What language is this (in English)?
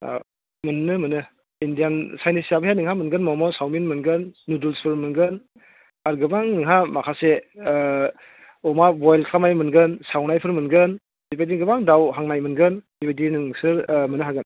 Bodo